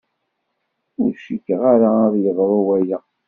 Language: Kabyle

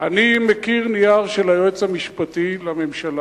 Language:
Hebrew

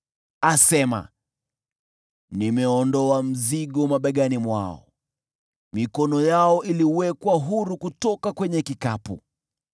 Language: Swahili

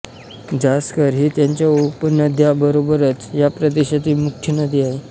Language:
Marathi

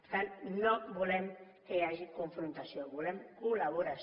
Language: Catalan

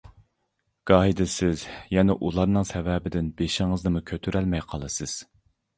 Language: Uyghur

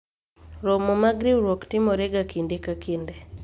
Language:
Luo (Kenya and Tanzania)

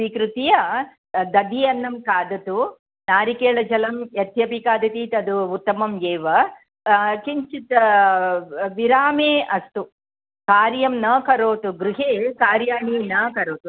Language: Sanskrit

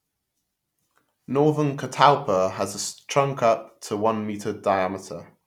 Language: English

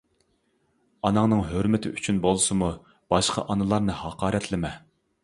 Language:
Uyghur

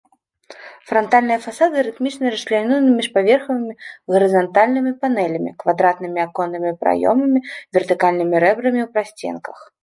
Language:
Belarusian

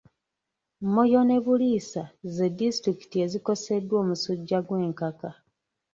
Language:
Ganda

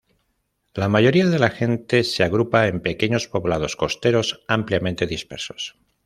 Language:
Spanish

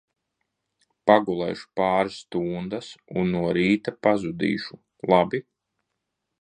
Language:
Latvian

